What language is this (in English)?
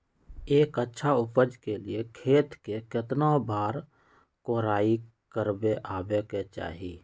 Magahi